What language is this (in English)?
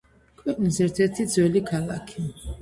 Georgian